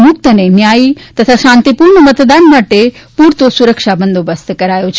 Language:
Gujarati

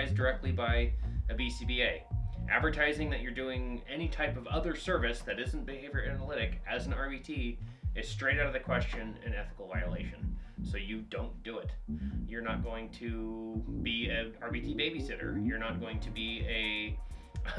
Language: English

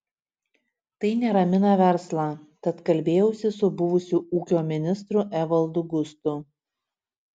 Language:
Lithuanian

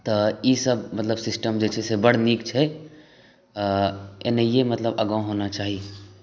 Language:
Maithili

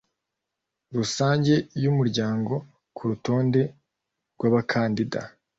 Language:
Kinyarwanda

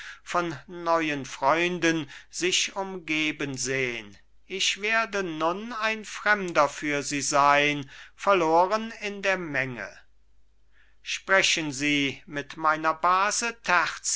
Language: German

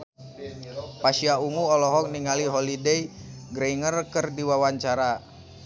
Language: Sundanese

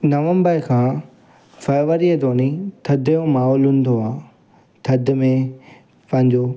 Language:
Sindhi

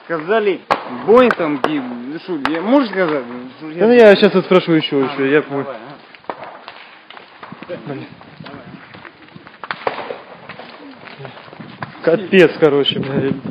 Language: Russian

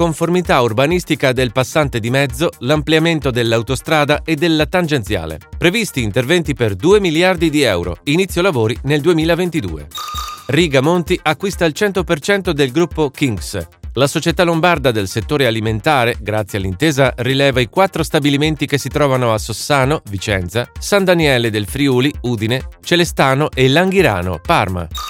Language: Italian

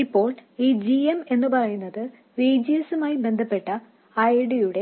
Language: Malayalam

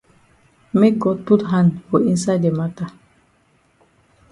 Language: Cameroon Pidgin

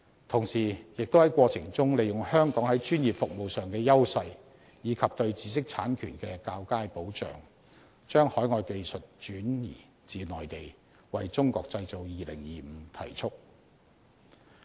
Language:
Cantonese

